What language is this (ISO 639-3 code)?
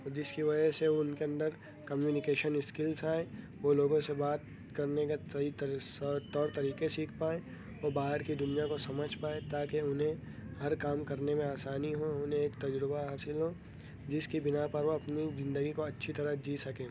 urd